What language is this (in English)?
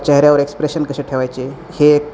Marathi